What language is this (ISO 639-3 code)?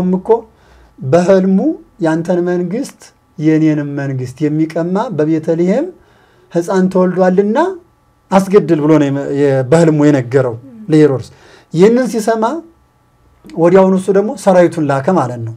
ara